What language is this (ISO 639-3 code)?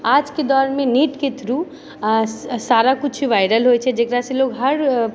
mai